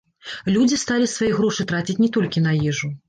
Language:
Belarusian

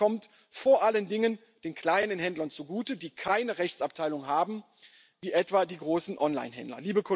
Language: German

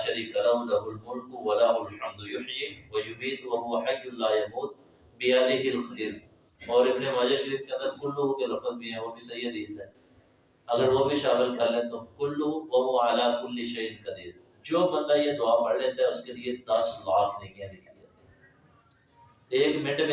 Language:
Urdu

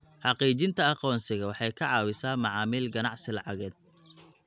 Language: Somali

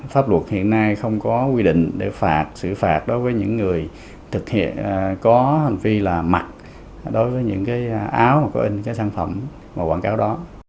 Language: Vietnamese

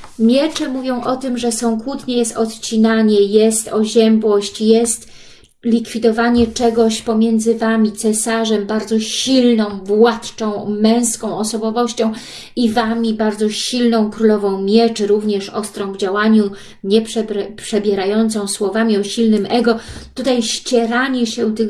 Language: Polish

